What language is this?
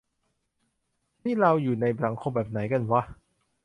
Thai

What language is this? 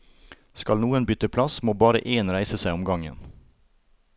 Norwegian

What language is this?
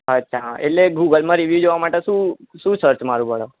Gujarati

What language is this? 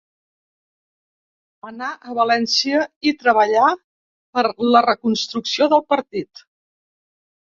Catalan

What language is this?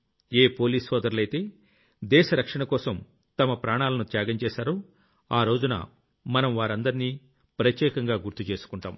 Telugu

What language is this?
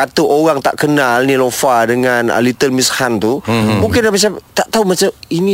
Malay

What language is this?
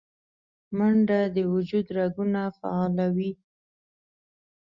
Pashto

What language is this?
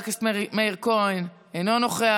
Hebrew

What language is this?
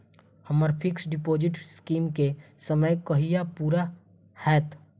Maithili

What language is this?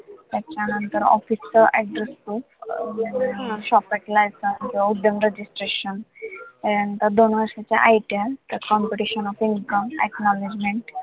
Marathi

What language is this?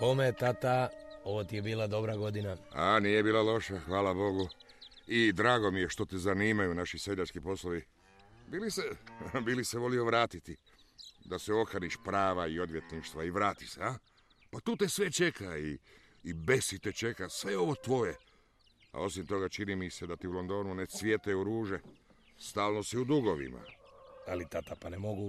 Croatian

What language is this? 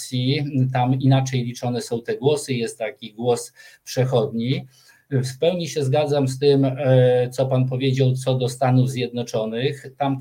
Polish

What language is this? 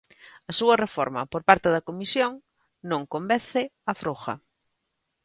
Galician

